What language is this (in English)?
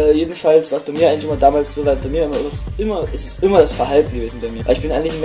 German